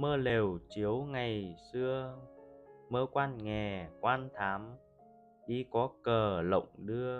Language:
Vietnamese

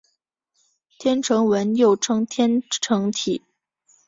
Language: Chinese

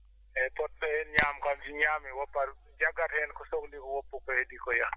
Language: Fula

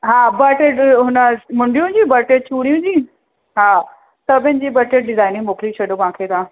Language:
Sindhi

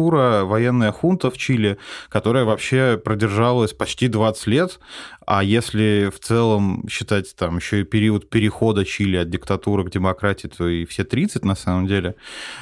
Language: Russian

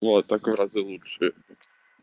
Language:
Russian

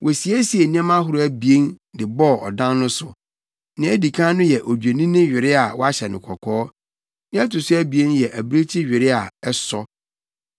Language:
Akan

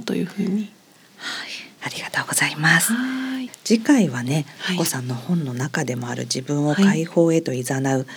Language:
Japanese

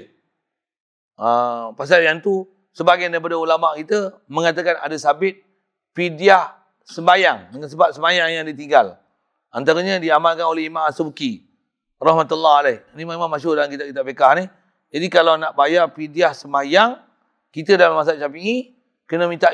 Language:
Malay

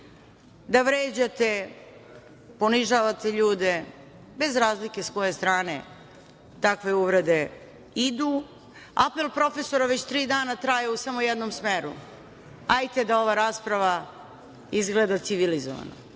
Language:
Serbian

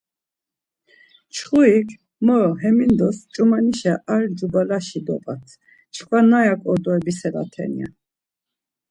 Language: Laz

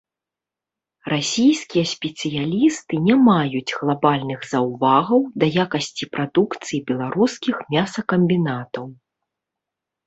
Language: Belarusian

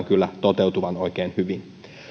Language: Finnish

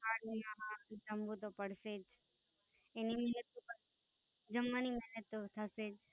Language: Gujarati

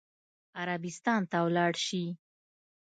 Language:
Pashto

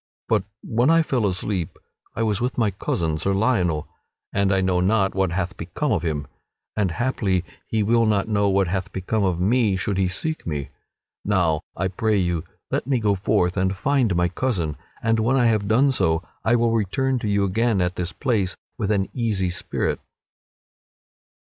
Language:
English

